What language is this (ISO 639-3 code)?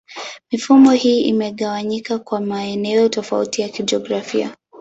swa